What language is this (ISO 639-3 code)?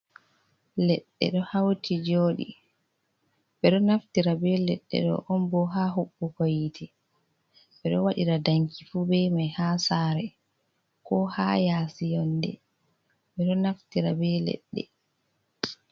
ful